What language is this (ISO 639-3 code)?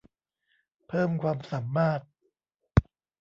tha